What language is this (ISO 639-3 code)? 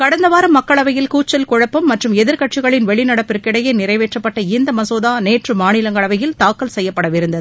tam